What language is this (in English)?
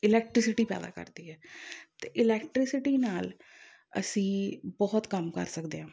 Punjabi